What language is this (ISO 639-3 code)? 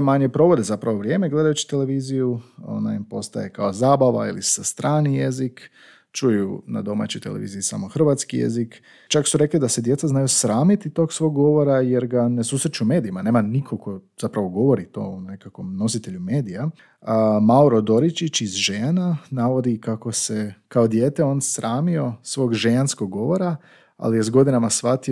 hrv